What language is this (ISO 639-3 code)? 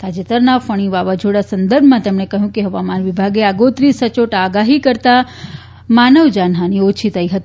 guj